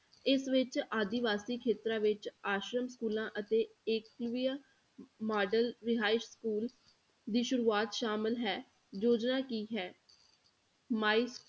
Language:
Punjabi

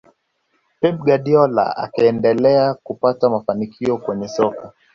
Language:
Swahili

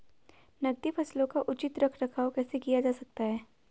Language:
Hindi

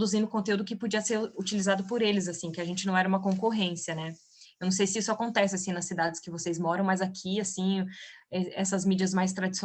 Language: Portuguese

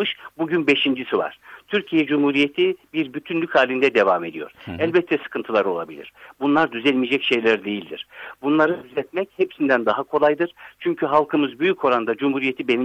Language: Turkish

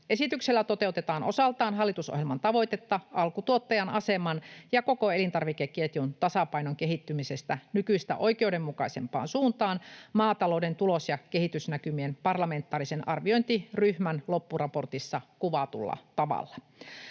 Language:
Finnish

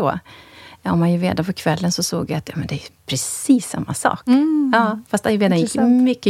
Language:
Swedish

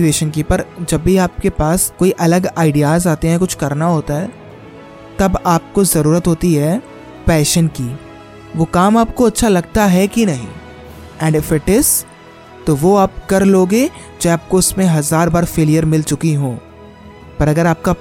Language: Hindi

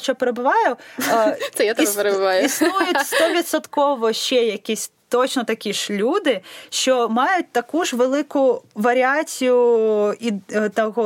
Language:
Ukrainian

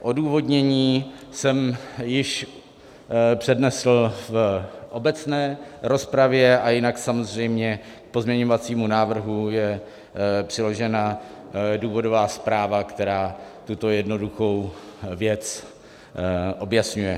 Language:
Czech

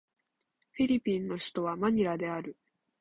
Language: Japanese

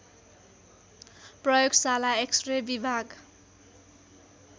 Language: Nepali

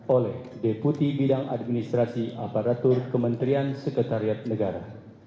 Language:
Indonesian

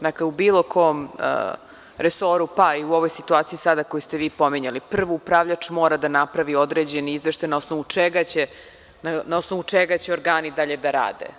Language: Serbian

